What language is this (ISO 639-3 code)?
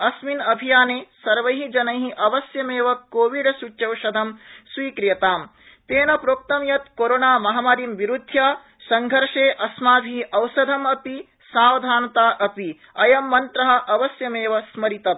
san